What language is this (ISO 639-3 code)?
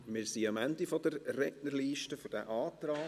gsw